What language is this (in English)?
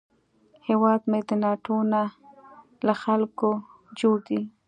Pashto